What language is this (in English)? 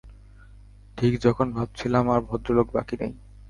Bangla